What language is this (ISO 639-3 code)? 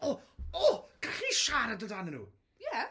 cym